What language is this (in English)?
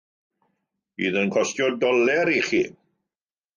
Welsh